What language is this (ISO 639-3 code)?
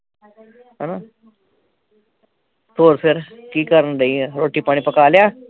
pan